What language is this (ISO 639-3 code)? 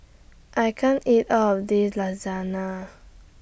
eng